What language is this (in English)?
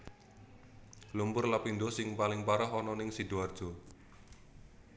Javanese